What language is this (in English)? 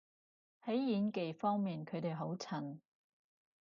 Cantonese